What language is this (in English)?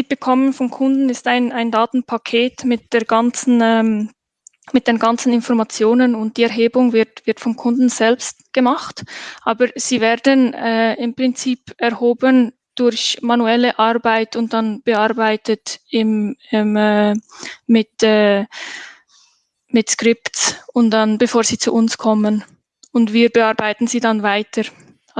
German